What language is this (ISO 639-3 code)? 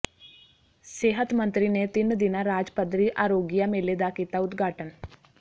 pan